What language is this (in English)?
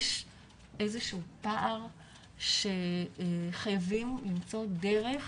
Hebrew